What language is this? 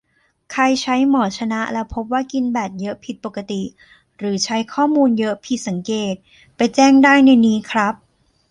Thai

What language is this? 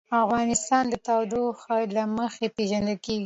Pashto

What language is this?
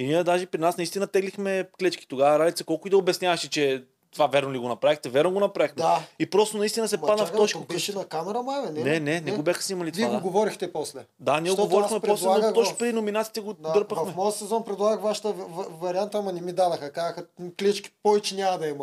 Bulgarian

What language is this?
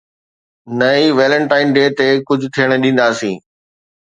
Sindhi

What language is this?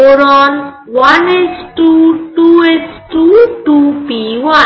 Bangla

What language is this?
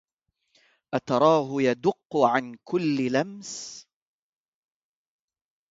Arabic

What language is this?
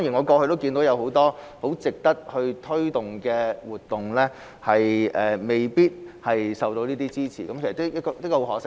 Cantonese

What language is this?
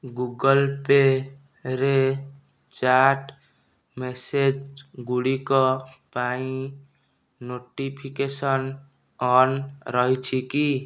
Odia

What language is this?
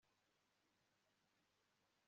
Kinyarwanda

